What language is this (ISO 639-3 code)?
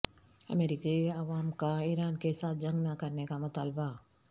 urd